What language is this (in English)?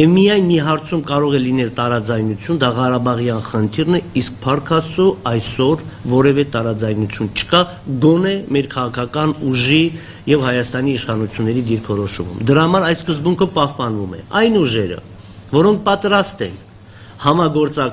Turkish